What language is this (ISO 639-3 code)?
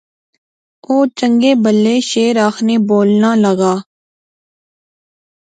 phr